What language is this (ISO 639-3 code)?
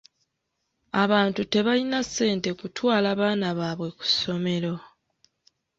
lug